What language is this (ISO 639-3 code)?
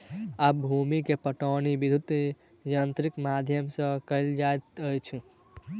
mai